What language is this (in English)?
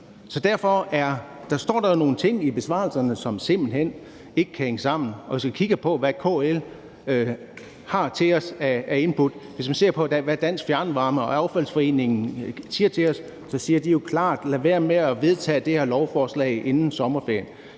Danish